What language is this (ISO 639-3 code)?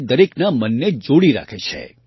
guj